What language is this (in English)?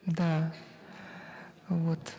Kazakh